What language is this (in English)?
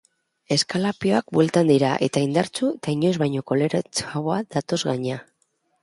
Basque